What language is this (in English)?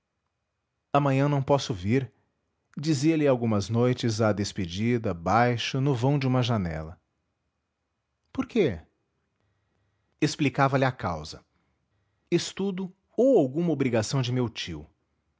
Portuguese